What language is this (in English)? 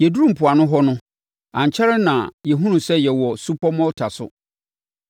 Akan